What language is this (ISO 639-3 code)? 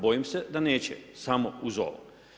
hrv